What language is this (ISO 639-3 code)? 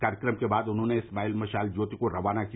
hin